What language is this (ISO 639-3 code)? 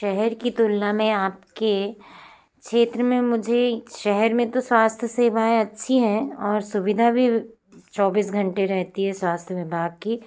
hin